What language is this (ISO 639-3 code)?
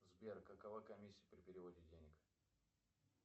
rus